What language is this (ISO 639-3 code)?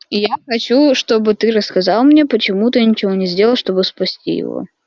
rus